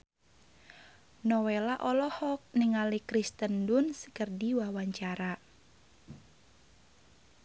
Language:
Sundanese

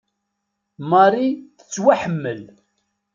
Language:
Kabyle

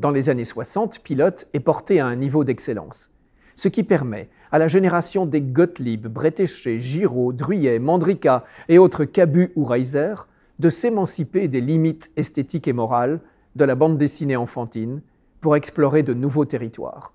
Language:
French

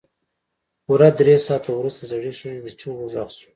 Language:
Pashto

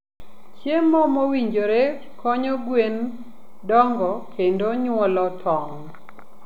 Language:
Luo (Kenya and Tanzania)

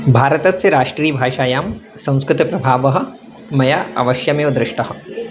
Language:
Sanskrit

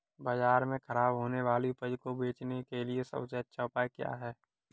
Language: Hindi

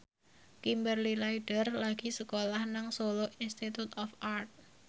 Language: Javanese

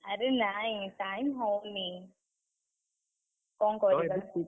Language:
Odia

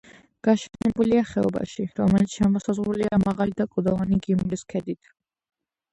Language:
Georgian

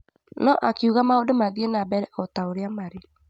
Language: Kikuyu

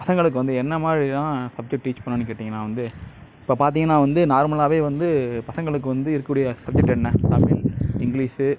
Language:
Tamil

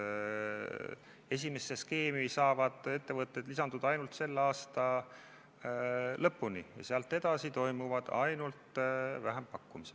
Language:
Estonian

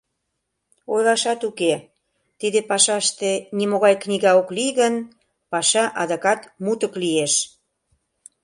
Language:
Mari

